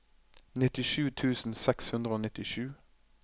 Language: Norwegian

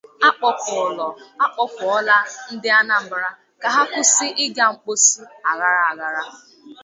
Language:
Igbo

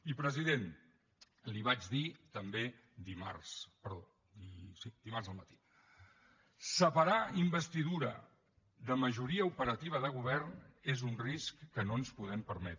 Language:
Catalan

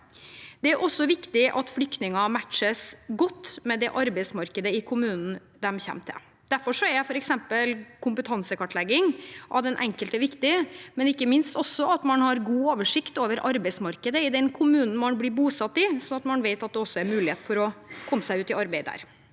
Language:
Norwegian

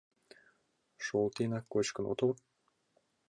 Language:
Mari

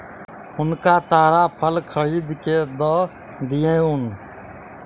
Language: Maithili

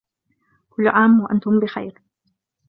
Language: Arabic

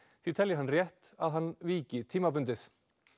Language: Icelandic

